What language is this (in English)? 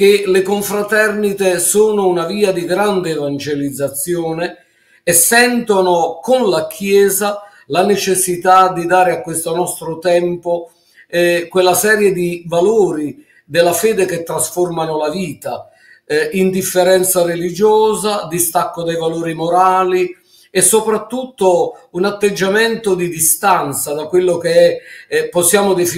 Italian